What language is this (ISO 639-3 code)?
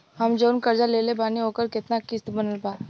bho